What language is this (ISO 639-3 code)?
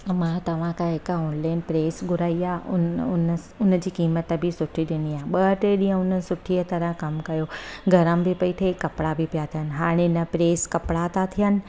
snd